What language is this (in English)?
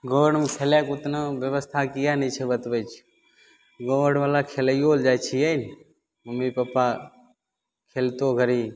Maithili